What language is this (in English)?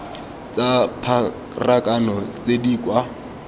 Tswana